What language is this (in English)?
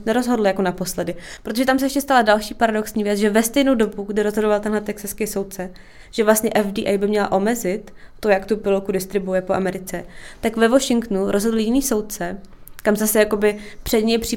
Czech